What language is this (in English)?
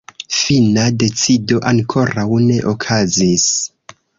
Esperanto